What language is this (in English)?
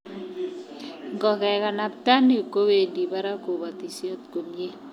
Kalenjin